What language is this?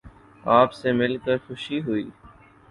Urdu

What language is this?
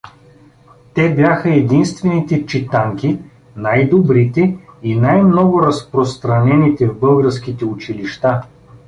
Bulgarian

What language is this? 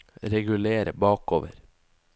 Norwegian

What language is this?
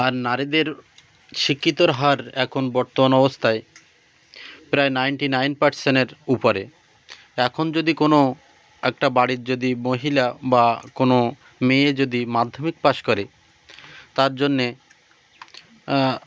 Bangla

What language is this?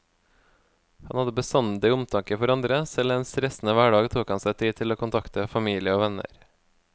Norwegian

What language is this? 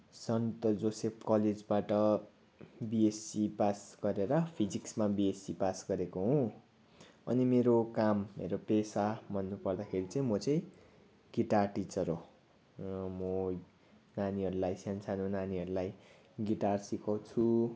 Nepali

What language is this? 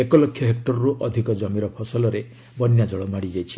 Odia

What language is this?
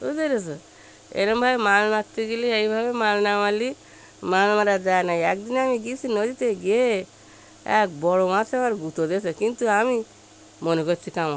Bangla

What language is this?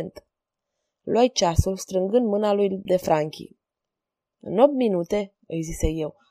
Romanian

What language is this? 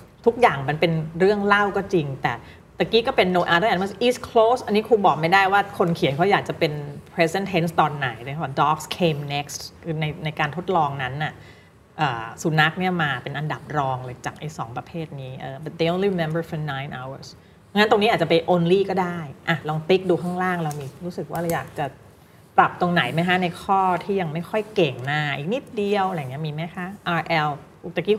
Thai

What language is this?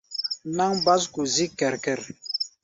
Gbaya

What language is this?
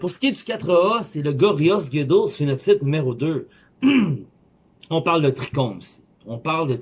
French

